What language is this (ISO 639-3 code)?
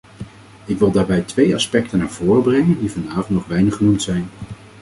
nld